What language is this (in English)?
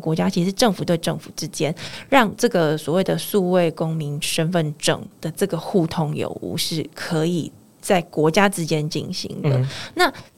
Chinese